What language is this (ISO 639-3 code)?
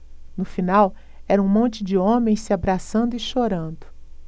por